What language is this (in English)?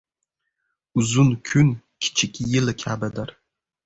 Uzbek